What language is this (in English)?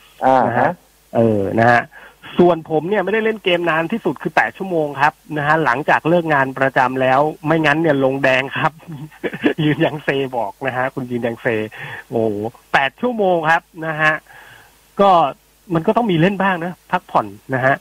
Thai